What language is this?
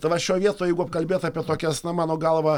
Lithuanian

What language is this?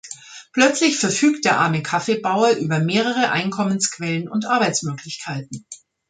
German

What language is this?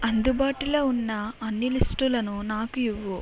Telugu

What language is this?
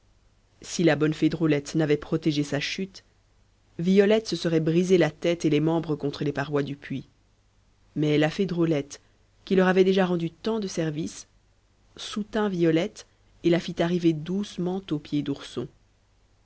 French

